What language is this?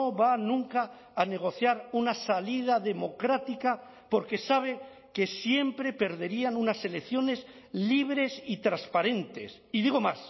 Spanish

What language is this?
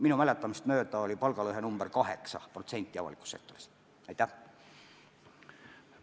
Estonian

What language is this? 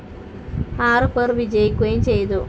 Malayalam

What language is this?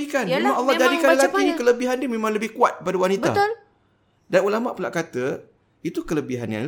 Malay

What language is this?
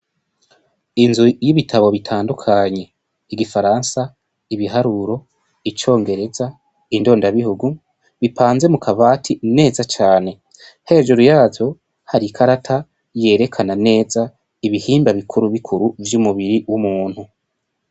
Rundi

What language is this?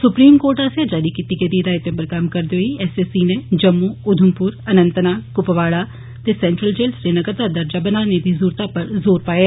Dogri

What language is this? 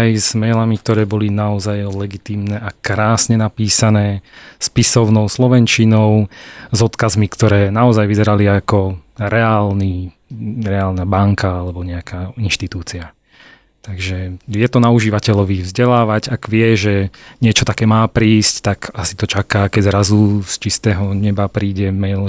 Slovak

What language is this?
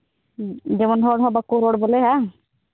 Santali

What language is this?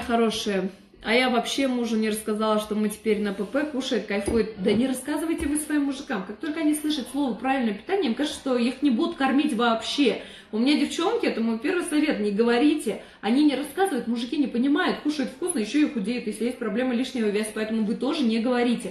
Russian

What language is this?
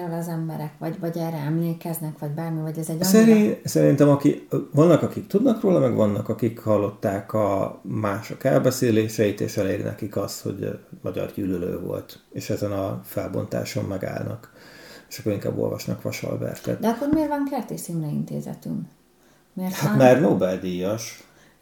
Hungarian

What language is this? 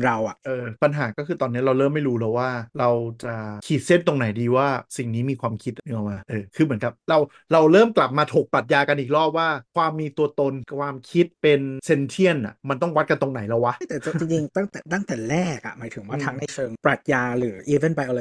Thai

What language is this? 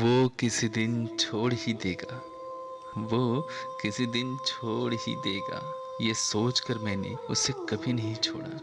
Hindi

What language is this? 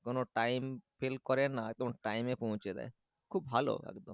Bangla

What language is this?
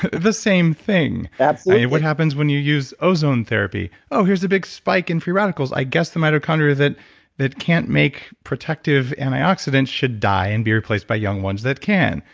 English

